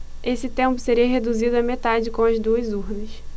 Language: Portuguese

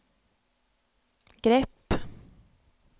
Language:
Swedish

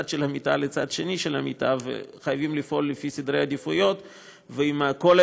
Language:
Hebrew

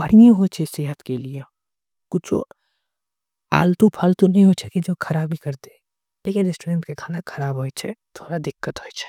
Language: Angika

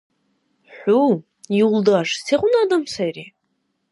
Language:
Dargwa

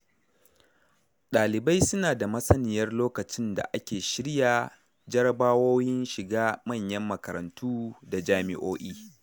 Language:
Hausa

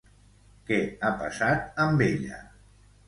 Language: Catalan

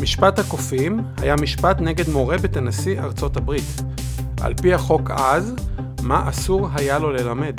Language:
Hebrew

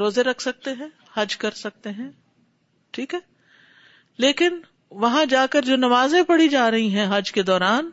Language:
Urdu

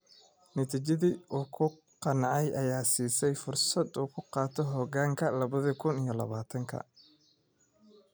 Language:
Somali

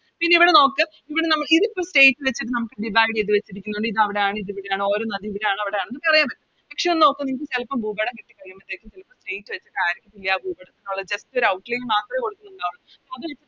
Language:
Malayalam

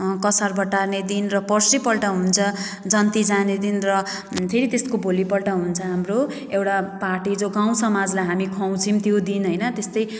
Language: Nepali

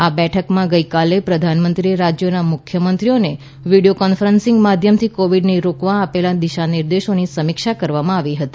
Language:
Gujarati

